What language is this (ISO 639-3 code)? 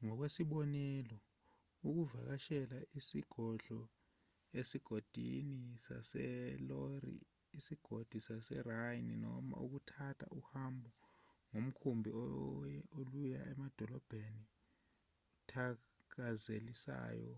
zul